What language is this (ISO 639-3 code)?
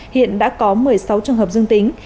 vie